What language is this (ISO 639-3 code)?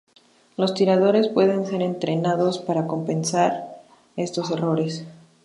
spa